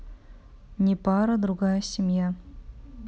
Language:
Russian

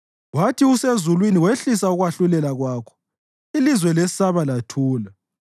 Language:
North Ndebele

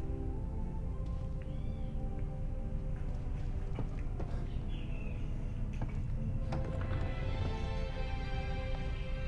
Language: Portuguese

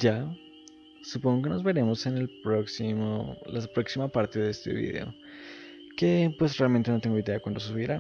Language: Spanish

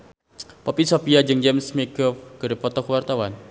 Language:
Sundanese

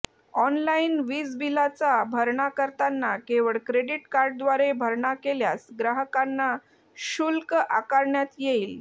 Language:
Marathi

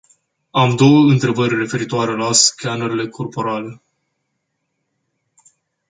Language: Romanian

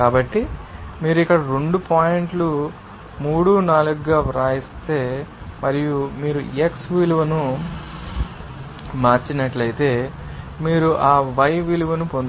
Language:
Telugu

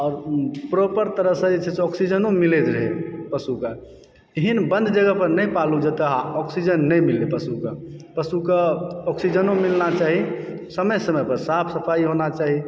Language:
Maithili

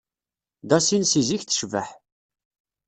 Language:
Kabyle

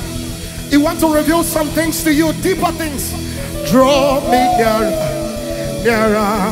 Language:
English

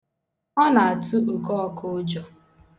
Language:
Igbo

